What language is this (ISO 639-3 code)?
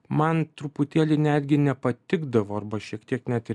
lit